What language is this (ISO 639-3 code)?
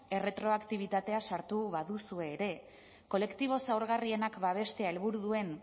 eus